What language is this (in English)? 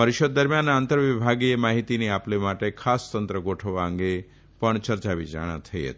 Gujarati